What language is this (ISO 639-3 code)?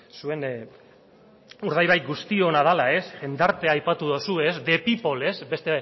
eus